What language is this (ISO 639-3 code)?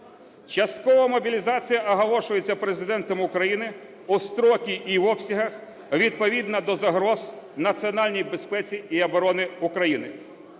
ukr